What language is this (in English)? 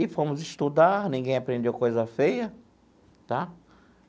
Portuguese